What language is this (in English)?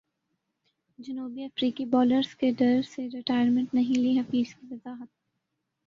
Urdu